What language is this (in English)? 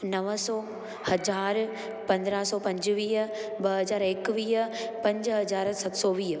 Sindhi